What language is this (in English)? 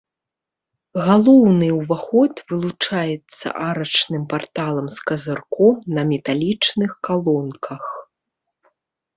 Belarusian